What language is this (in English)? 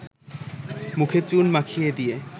Bangla